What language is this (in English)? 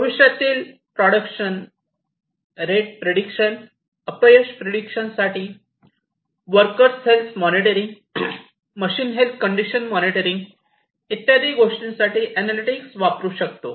Marathi